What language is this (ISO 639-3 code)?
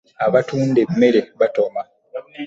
lug